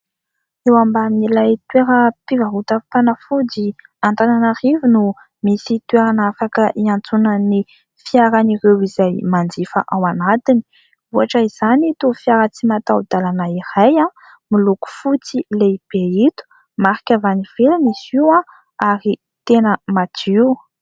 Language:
Malagasy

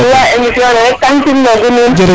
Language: Serer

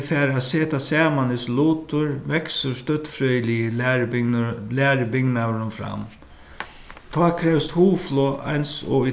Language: Faroese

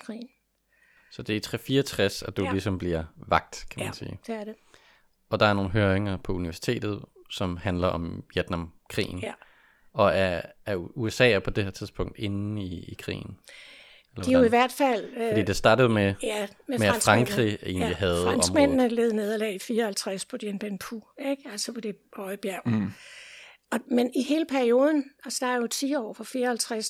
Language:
Danish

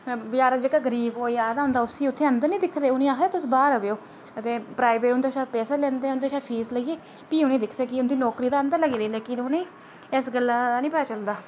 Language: Dogri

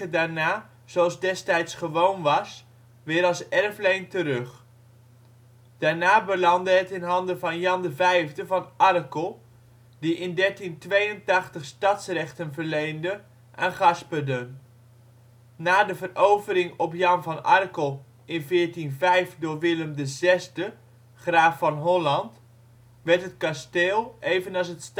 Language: Dutch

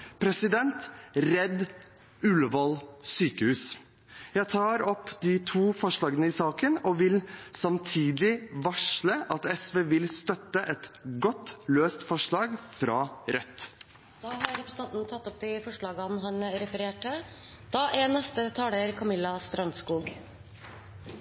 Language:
Norwegian Bokmål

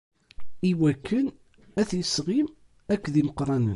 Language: Kabyle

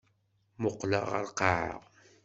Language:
Kabyle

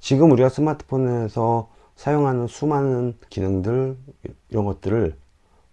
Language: Korean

